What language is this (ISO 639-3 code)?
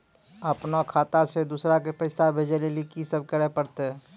mai